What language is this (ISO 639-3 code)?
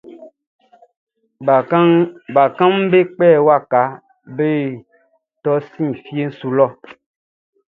bci